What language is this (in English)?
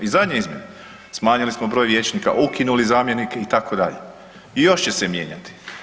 Croatian